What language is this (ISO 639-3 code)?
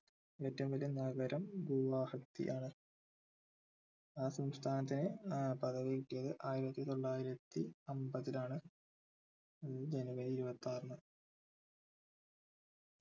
mal